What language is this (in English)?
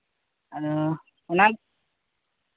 Santali